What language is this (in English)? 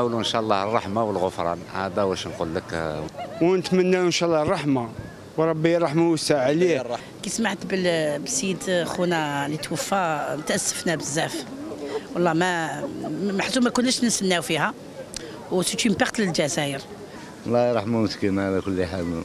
Arabic